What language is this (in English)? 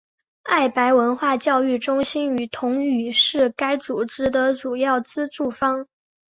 Chinese